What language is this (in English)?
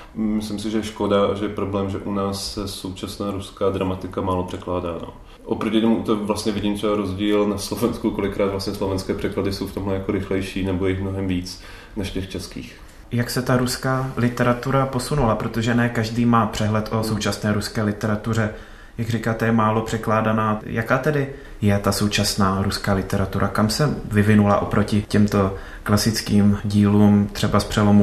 Czech